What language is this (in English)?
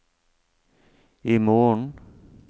Norwegian